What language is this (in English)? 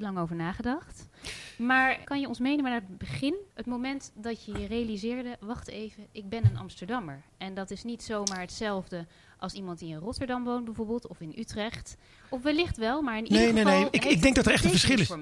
Dutch